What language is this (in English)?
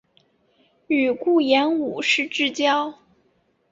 Chinese